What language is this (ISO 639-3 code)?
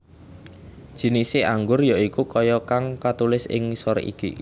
jav